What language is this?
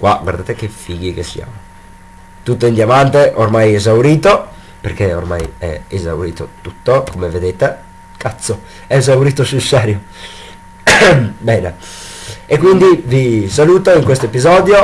Italian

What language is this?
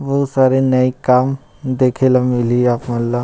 Chhattisgarhi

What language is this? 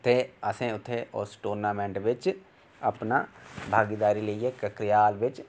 Dogri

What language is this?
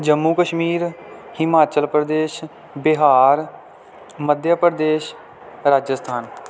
Punjabi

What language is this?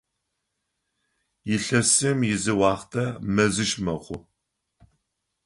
Adyghe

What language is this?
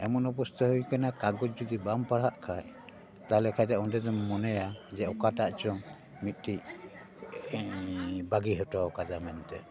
Santali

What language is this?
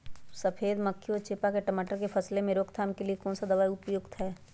Magahi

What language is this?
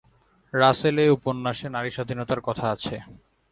Bangla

